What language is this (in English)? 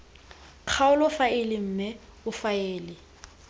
Tswana